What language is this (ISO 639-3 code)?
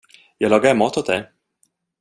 swe